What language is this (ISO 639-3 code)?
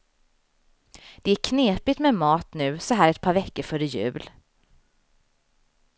swe